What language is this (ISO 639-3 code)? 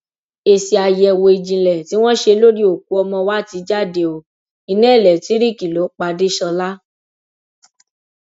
yor